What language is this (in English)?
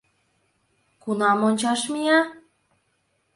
Mari